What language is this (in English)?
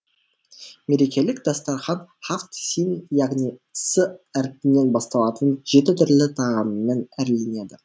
Kazakh